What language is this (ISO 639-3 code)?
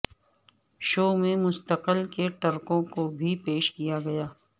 urd